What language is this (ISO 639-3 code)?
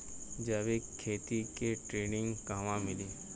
bho